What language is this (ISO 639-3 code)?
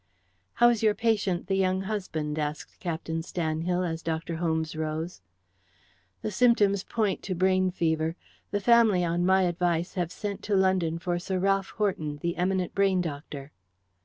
eng